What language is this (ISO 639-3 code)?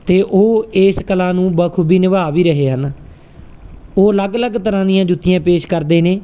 pan